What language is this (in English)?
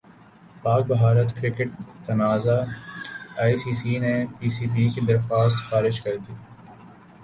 Urdu